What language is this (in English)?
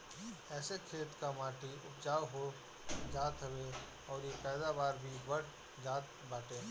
Bhojpuri